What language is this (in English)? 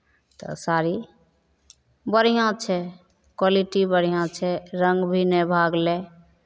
Maithili